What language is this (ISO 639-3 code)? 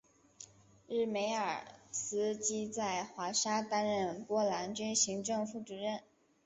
zho